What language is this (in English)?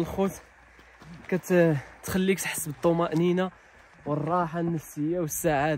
Arabic